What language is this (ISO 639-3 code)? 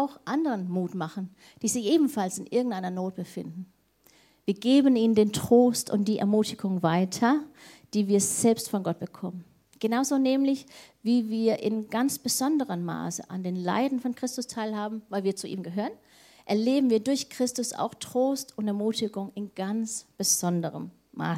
deu